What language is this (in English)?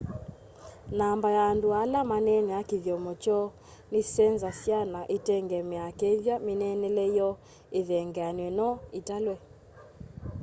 Kamba